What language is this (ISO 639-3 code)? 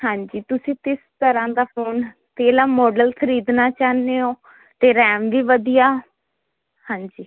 pan